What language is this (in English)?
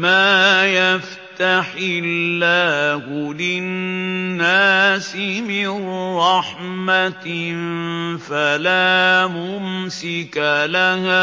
Arabic